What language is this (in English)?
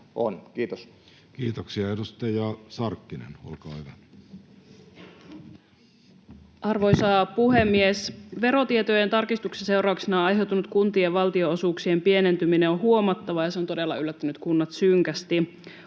Finnish